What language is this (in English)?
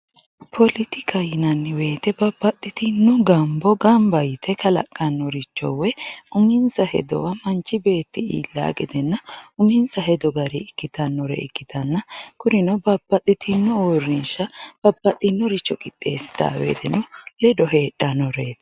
Sidamo